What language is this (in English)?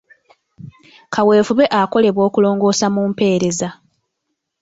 Ganda